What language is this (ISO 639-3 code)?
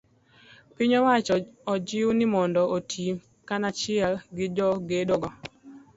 luo